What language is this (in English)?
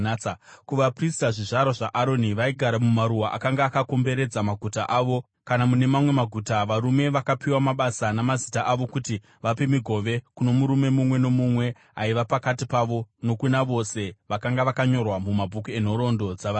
Shona